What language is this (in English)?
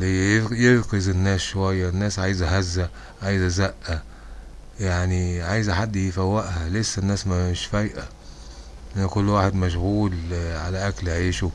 Arabic